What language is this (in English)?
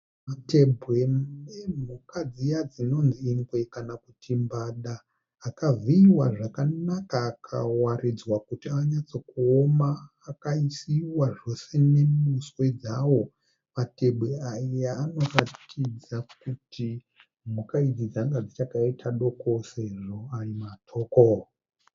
Shona